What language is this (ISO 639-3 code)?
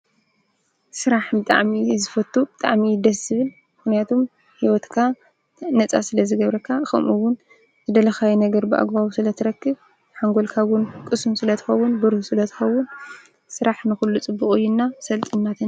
tir